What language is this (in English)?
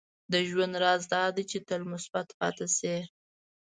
Pashto